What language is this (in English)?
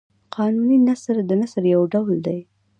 Pashto